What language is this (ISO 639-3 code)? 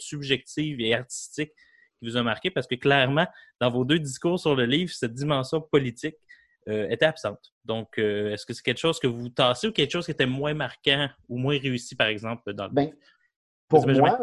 fra